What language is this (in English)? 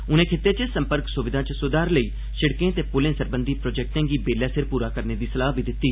Dogri